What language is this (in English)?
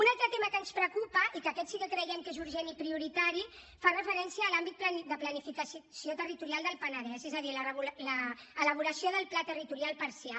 Catalan